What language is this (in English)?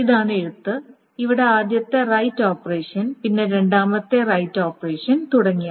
Malayalam